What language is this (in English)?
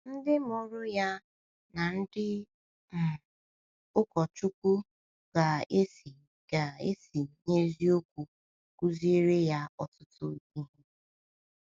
Igbo